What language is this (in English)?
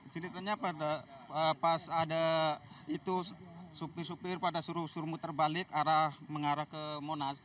Indonesian